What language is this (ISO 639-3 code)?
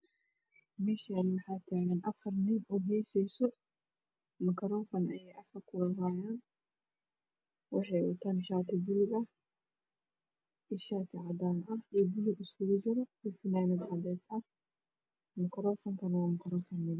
som